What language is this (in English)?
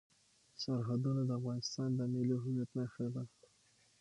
Pashto